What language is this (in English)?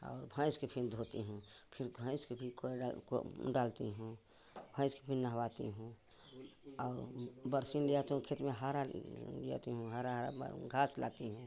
Hindi